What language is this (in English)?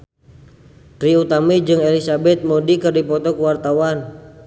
Sundanese